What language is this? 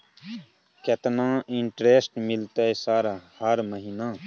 Maithili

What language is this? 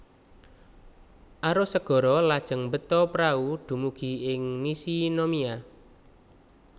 Javanese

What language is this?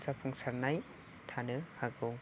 Bodo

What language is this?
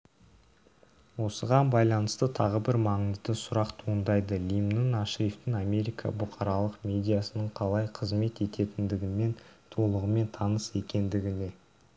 Kazakh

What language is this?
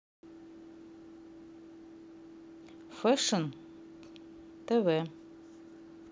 Russian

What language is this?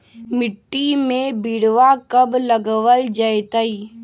Magahi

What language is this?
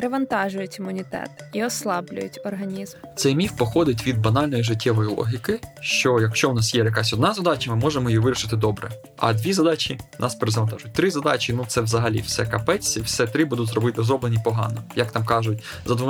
Ukrainian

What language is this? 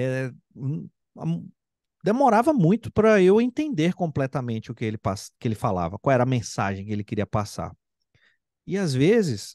Portuguese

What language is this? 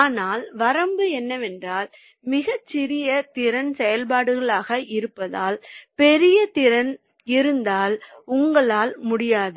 Tamil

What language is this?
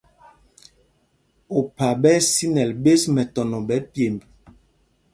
Mpumpong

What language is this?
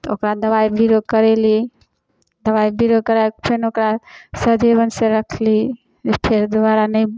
Maithili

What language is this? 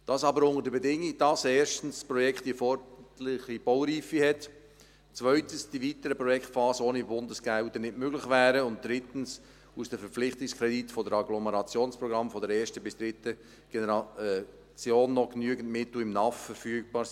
Swiss German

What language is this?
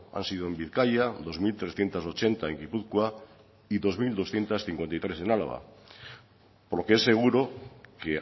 Spanish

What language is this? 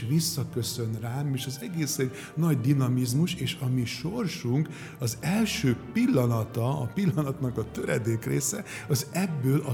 Hungarian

